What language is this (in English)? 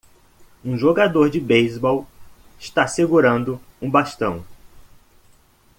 Portuguese